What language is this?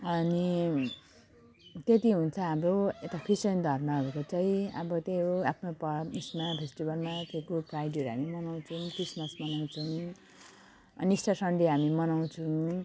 Nepali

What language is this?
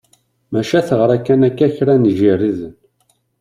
Kabyle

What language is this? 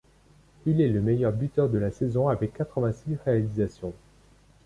French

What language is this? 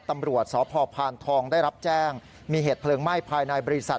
Thai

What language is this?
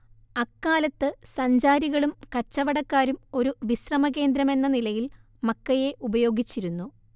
Malayalam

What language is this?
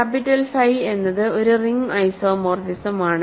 Malayalam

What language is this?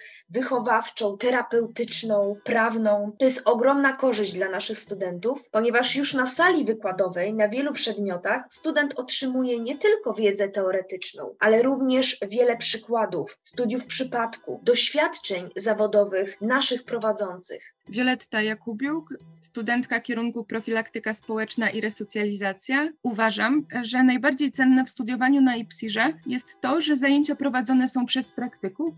Polish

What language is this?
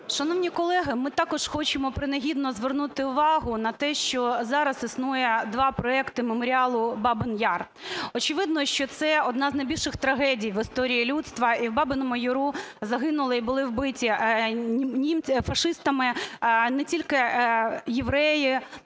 Ukrainian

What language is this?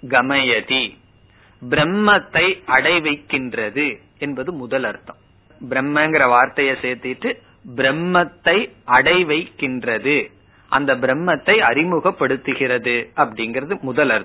Tamil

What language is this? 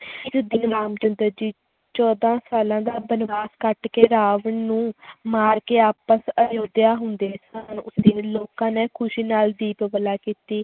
Punjabi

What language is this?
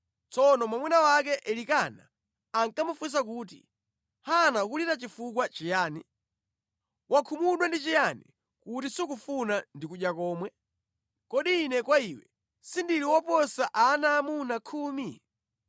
Nyanja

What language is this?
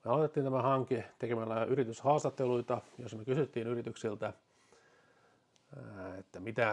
Finnish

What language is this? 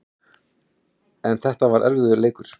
Icelandic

